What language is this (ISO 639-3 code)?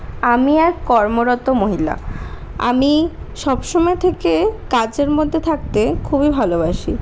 ben